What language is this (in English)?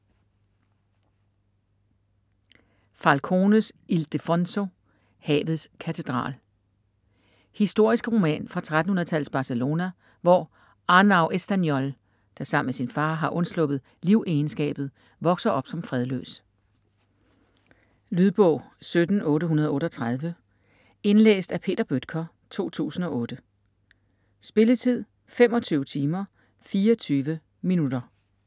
Danish